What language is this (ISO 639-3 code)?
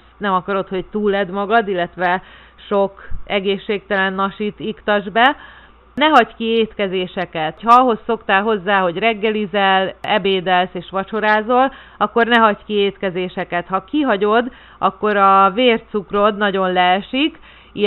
hun